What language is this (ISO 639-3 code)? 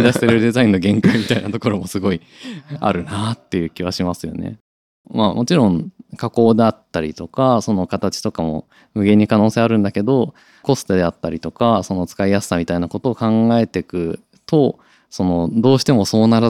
jpn